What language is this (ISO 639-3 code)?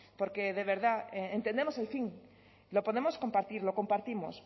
spa